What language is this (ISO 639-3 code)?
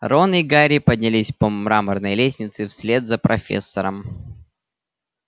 rus